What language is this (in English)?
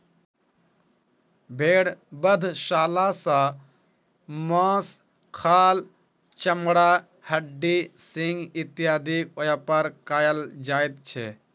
Maithili